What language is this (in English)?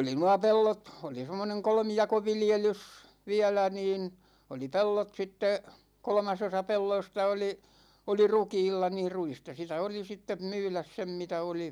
Finnish